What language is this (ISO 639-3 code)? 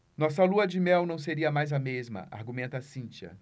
por